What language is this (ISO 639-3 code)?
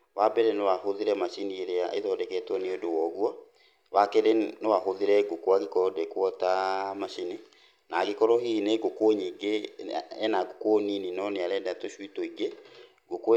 kik